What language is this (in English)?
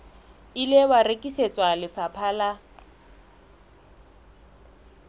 Southern Sotho